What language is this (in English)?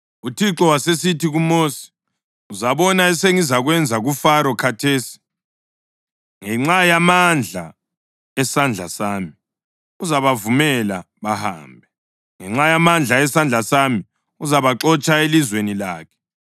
North Ndebele